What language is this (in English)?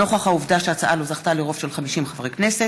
Hebrew